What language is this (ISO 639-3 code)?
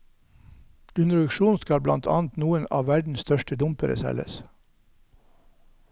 nor